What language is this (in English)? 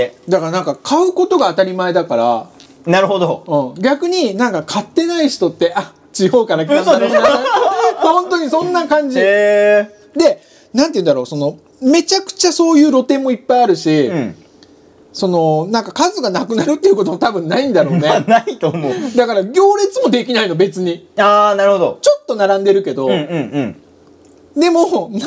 Japanese